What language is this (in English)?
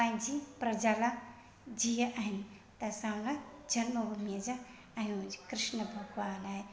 Sindhi